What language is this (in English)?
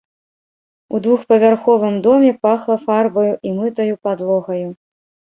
Belarusian